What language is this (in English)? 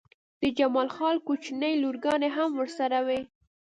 Pashto